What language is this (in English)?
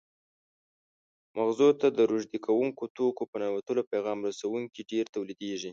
Pashto